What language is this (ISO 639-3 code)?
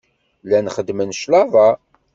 kab